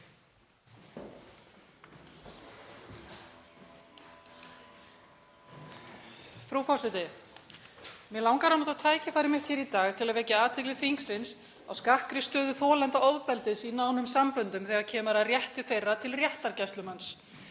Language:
Icelandic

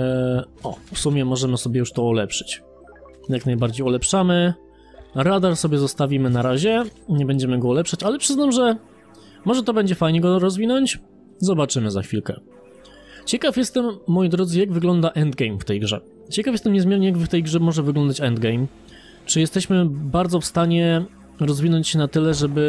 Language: Polish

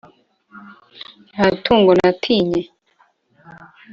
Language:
Kinyarwanda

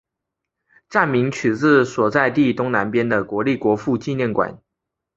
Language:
Chinese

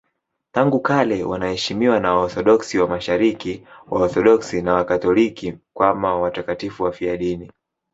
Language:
Swahili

